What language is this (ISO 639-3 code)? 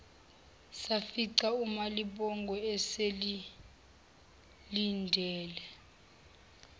zul